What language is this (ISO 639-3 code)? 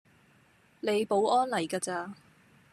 yue